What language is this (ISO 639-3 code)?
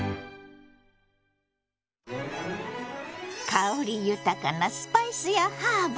jpn